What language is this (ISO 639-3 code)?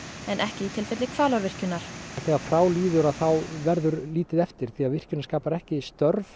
isl